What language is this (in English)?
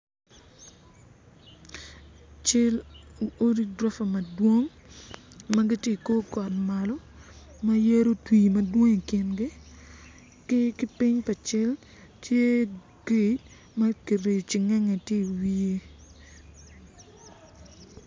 Acoli